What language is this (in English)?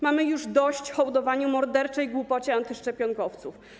Polish